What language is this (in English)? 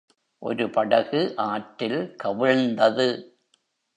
Tamil